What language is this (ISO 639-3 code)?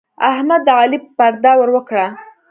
pus